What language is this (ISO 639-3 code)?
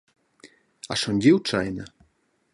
roh